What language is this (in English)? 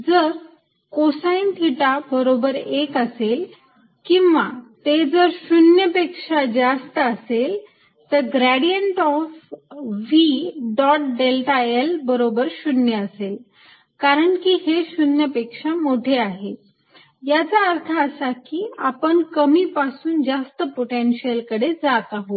Marathi